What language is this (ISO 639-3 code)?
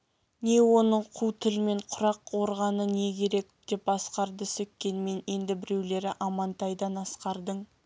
kaz